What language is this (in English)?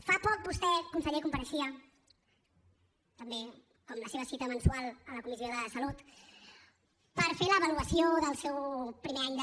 Catalan